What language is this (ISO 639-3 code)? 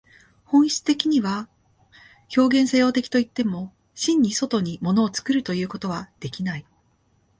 jpn